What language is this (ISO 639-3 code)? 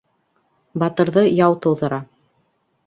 bak